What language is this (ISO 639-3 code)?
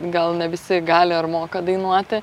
lit